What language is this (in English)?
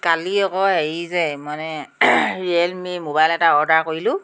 Assamese